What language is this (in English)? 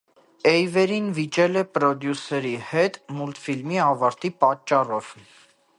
Armenian